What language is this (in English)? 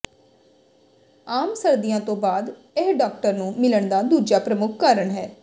Punjabi